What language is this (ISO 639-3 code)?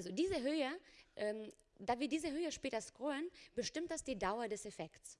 deu